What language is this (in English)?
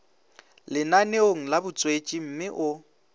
Northern Sotho